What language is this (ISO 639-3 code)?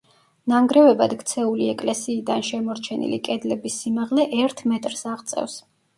kat